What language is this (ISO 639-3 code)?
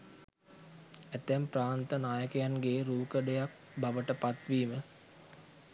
sin